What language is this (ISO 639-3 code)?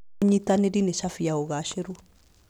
kik